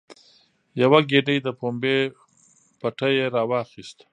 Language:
Pashto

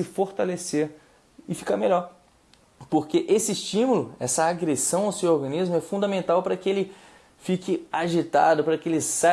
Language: Portuguese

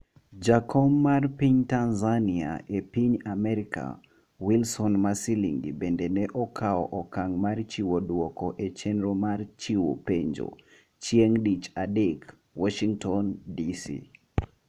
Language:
Luo (Kenya and Tanzania)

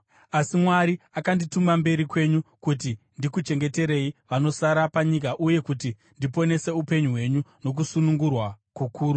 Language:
Shona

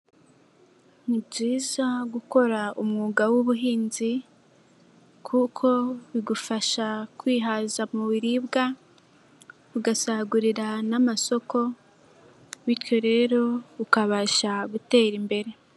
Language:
Kinyarwanda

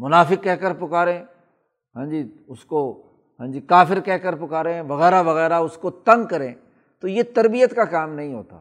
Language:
Urdu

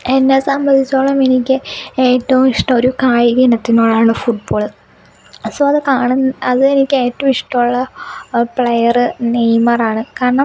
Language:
Malayalam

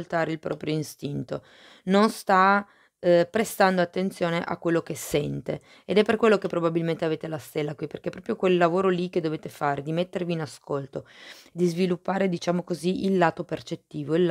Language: Italian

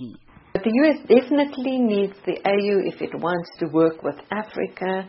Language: Swahili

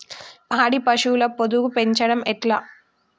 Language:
Telugu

